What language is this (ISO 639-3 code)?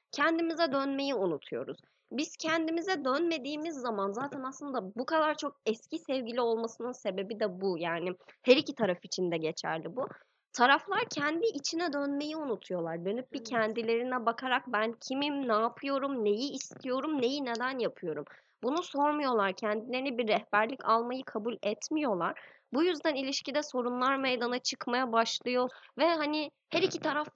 tur